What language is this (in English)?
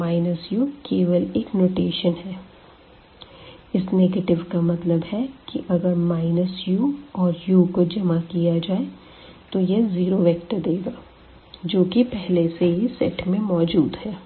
Hindi